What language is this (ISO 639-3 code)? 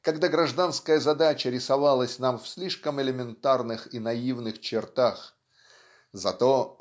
rus